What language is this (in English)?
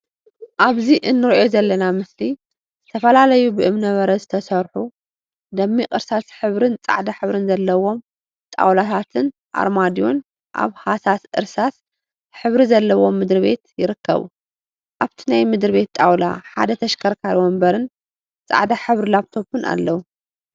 Tigrinya